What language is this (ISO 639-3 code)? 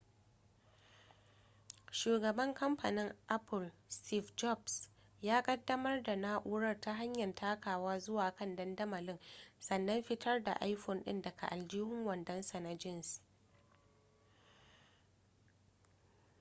hau